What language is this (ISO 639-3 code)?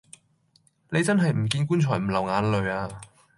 yue